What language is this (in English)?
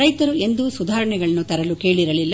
Kannada